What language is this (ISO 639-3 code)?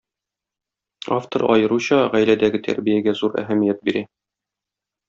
tat